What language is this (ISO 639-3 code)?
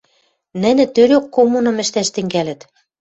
mrj